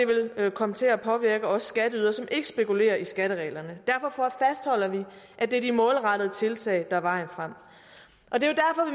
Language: Danish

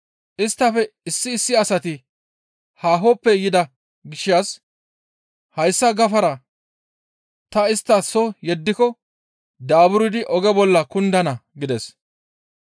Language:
Gamo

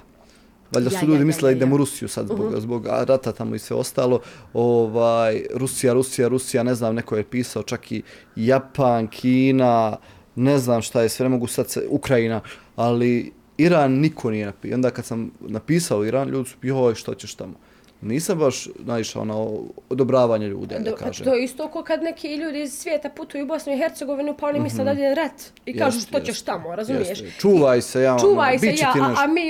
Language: Croatian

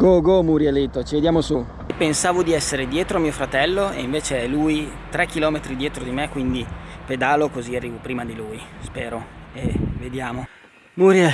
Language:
Italian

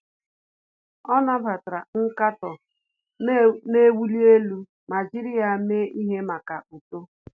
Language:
Igbo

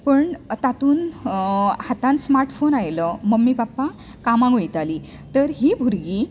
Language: Konkani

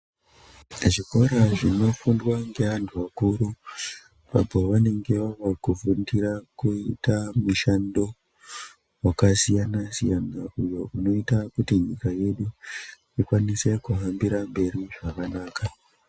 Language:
Ndau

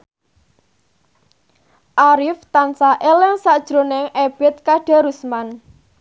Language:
Javanese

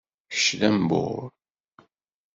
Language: Kabyle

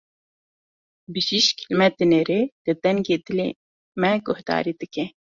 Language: Kurdish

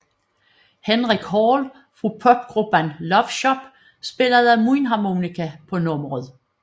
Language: Danish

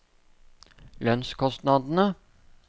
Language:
Norwegian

